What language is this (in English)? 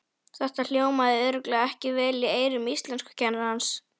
Icelandic